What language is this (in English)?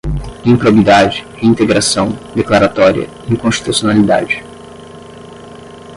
Portuguese